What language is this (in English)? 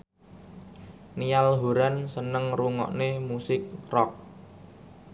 Javanese